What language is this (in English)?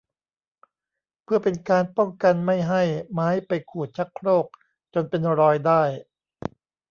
Thai